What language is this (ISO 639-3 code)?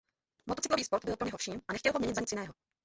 ces